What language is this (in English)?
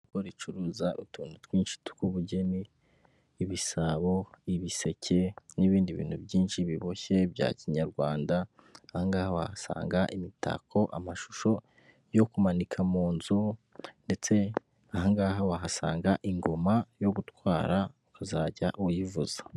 Kinyarwanda